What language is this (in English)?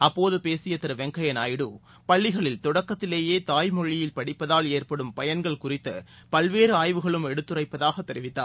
Tamil